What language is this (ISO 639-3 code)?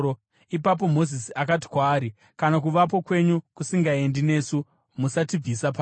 sna